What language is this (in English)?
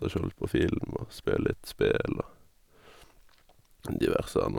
Norwegian